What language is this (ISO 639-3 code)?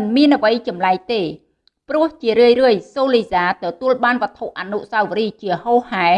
vie